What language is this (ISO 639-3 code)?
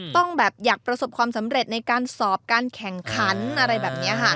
tha